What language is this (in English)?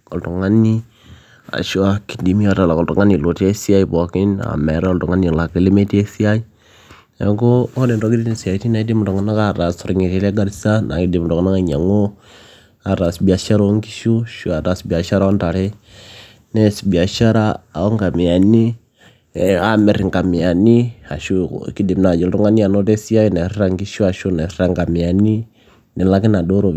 Masai